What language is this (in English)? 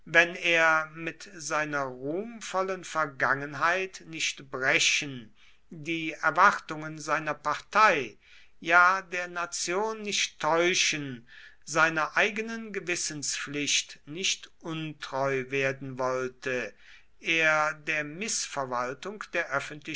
German